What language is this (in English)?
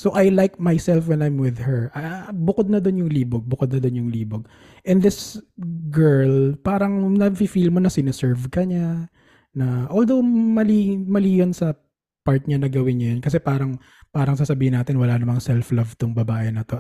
Filipino